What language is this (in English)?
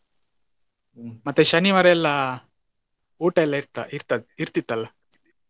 Kannada